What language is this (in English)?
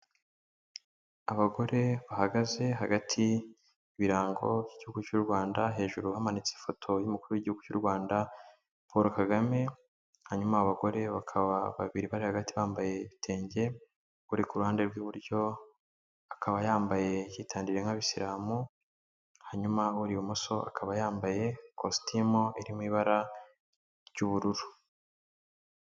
Kinyarwanda